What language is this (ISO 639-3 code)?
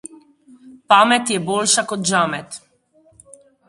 slv